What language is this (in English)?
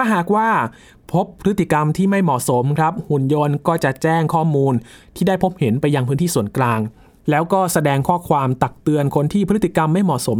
Thai